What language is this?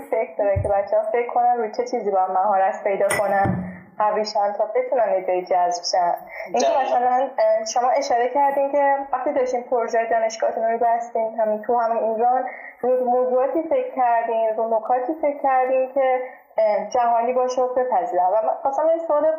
Persian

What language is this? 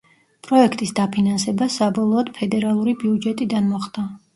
Georgian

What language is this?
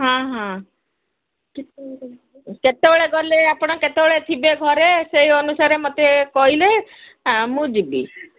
Odia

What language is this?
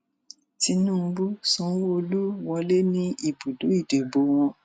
Yoruba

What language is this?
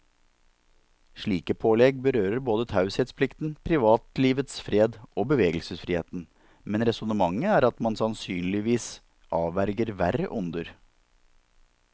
Norwegian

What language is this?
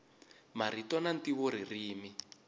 Tsonga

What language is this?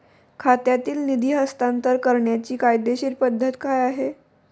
Marathi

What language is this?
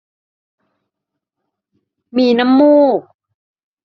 Thai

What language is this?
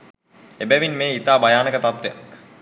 Sinhala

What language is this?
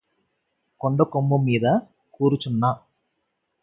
Telugu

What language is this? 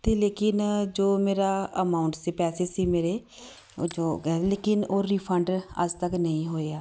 Punjabi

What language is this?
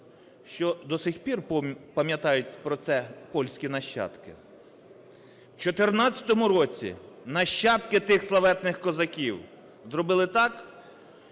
Ukrainian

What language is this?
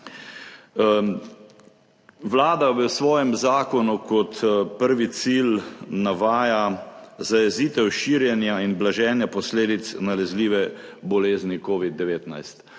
Slovenian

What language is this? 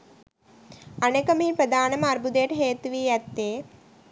Sinhala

